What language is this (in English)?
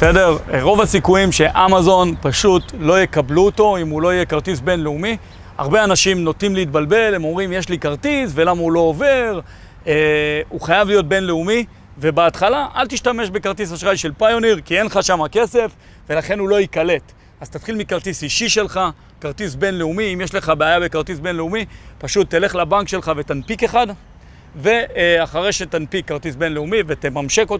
Hebrew